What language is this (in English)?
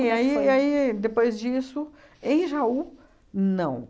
Portuguese